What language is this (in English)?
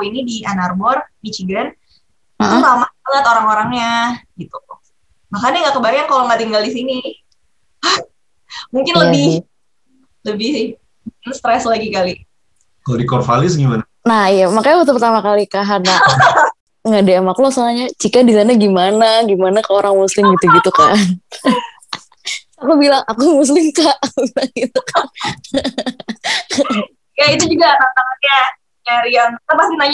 Indonesian